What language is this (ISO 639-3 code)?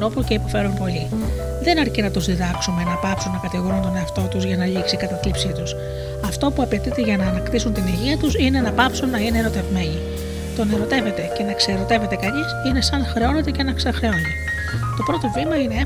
ell